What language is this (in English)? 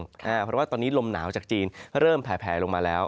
Thai